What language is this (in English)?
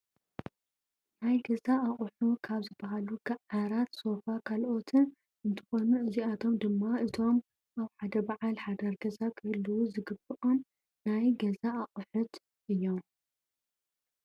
Tigrinya